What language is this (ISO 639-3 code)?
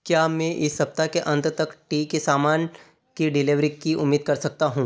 hin